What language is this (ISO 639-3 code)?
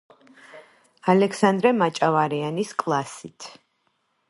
kat